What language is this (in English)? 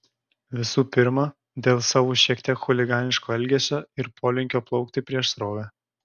Lithuanian